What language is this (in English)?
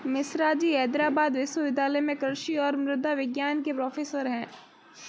Hindi